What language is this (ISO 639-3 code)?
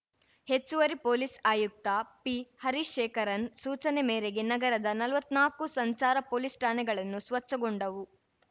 kan